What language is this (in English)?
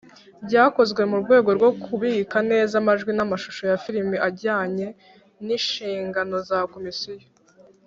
Kinyarwanda